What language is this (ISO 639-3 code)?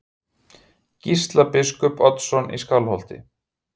isl